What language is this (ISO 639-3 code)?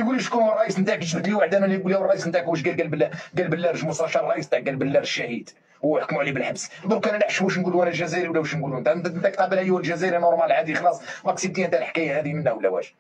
ara